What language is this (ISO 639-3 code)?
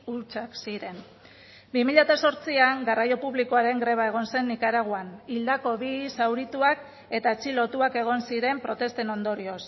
eus